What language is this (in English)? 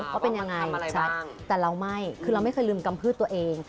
Thai